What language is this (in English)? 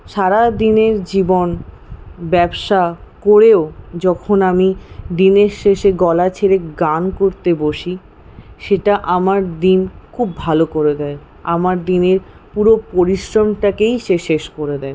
Bangla